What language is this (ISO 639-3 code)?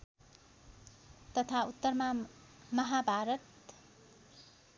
nep